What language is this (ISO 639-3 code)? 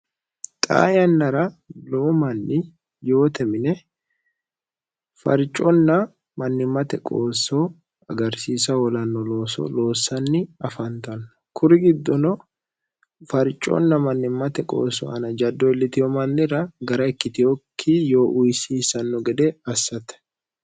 sid